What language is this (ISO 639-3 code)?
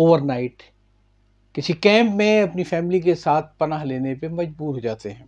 urd